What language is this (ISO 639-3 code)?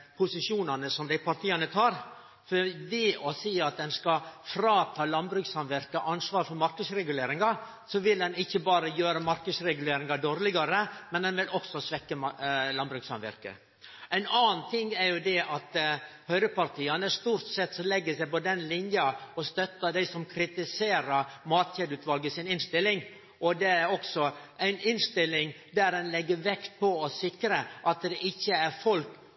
nno